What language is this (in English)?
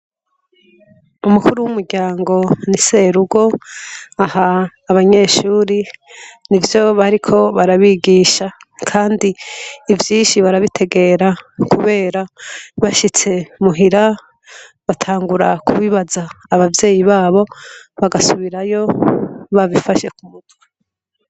Rundi